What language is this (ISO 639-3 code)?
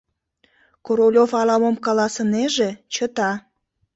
chm